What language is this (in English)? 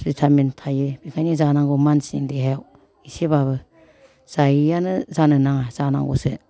Bodo